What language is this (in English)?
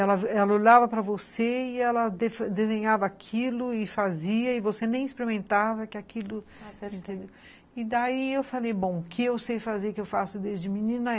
Portuguese